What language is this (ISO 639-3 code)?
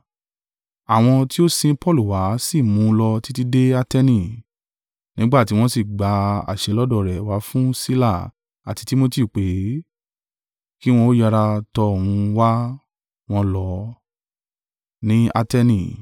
yor